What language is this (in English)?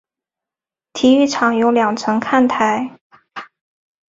Chinese